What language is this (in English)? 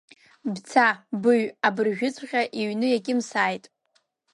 Abkhazian